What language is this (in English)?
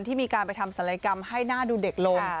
Thai